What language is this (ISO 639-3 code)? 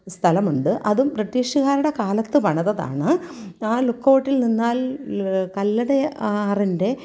mal